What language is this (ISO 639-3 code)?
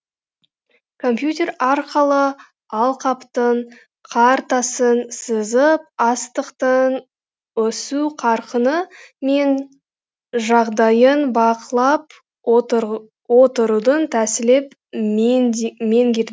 kaz